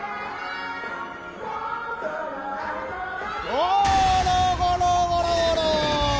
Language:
Japanese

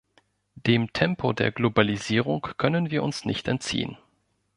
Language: German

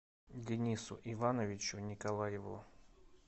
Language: Russian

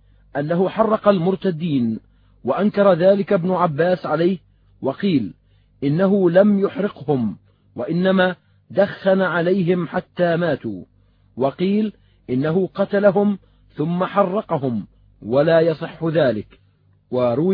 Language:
Arabic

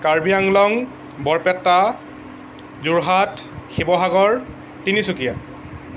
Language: Assamese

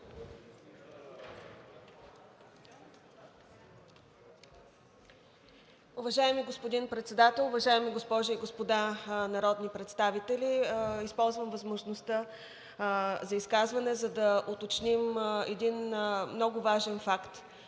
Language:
Bulgarian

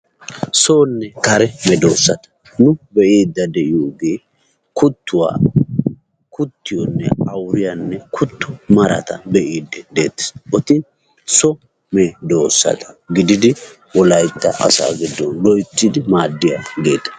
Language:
Wolaytta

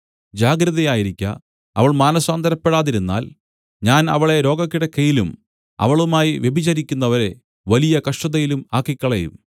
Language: Malayalam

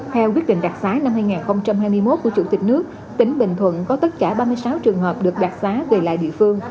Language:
Vietnamese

